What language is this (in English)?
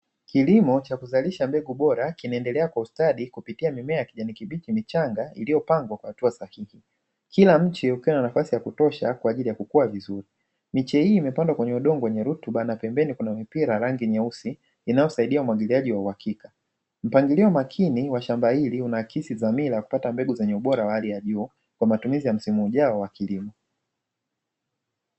Swahili